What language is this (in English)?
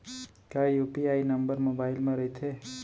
Chhattisgarhi